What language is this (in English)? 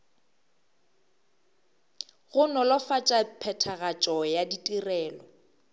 Northern Sotho